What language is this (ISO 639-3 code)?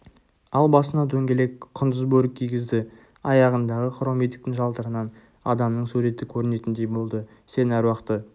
kaz